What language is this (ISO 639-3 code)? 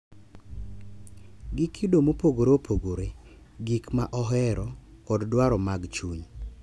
luo